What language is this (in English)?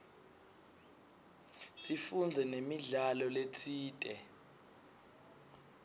Swati